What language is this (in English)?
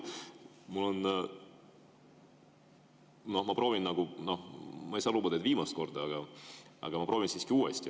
Estonian